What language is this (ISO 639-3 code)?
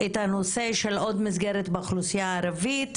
heb